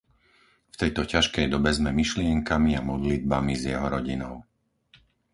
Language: Slovak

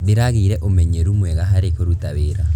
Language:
Kikuyu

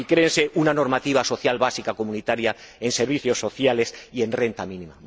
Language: Spanish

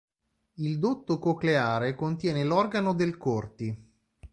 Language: Italian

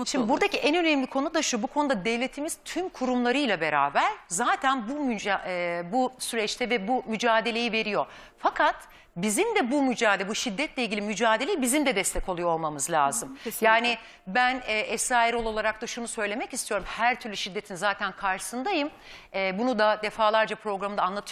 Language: Turkish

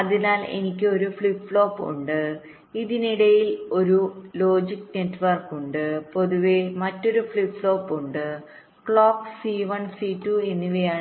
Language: Malayalam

